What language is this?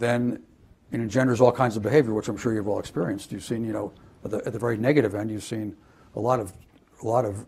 English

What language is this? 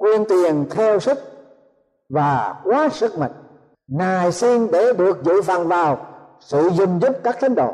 Vietnamese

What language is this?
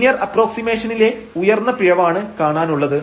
Malayalam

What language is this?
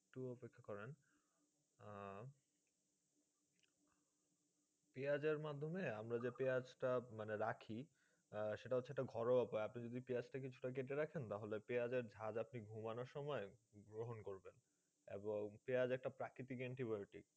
Bangla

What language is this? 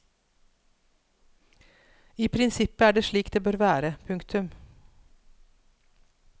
Norwegian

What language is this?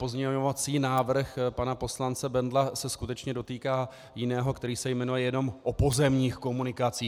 Czech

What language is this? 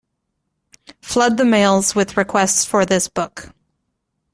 English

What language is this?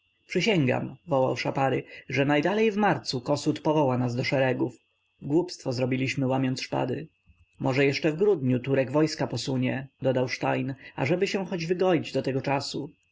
Polish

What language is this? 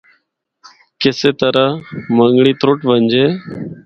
Northern Hindko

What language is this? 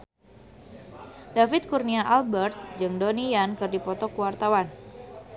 Sundanese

